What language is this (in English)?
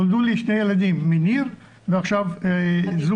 Hebrew